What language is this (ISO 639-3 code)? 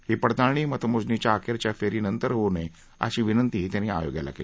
mar